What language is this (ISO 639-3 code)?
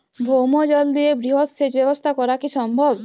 ben